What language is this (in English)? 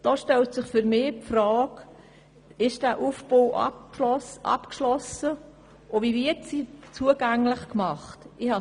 Swiss German